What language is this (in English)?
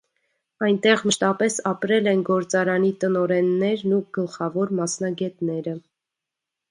Armenian